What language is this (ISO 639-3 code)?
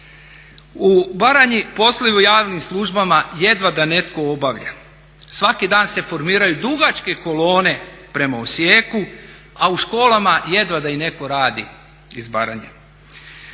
hrv